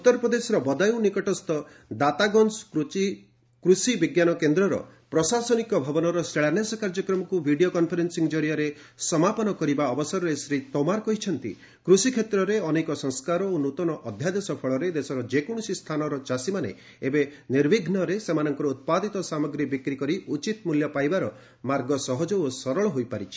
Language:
Odia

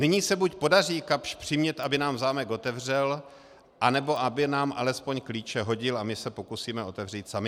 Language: Czech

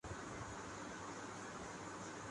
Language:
Urdu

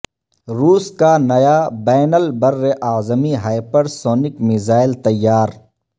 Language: Urdu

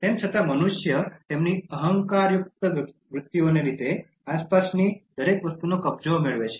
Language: Gujarati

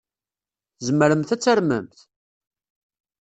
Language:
Kabyle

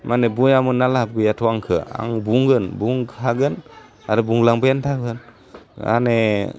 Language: Bodo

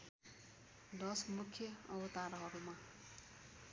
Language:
Nepali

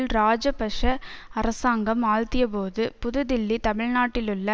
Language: Tamil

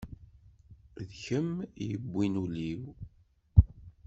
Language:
Kabyle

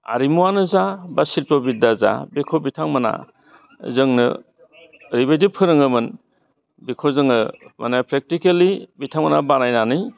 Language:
Bodo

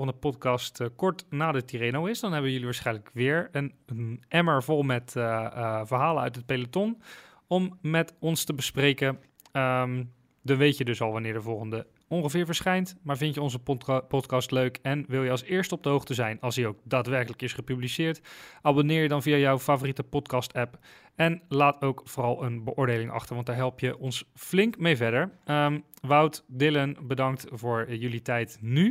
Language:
Dutch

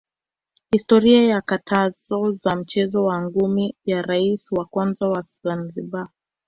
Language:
Swahili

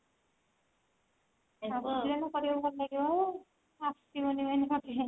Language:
Odia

